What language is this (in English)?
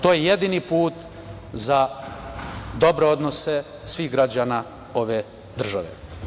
Serbian